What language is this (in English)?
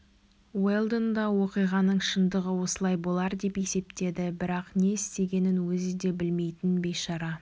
Kazakh